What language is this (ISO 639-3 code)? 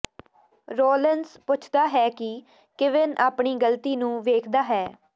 pan